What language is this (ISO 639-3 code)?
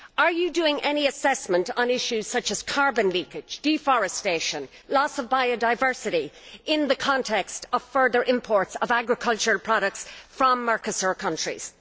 eng